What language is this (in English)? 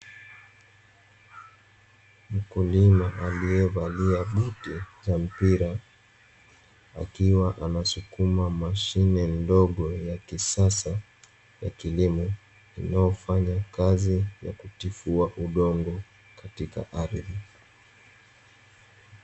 Swahili